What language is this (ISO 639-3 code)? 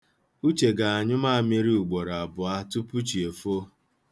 ibo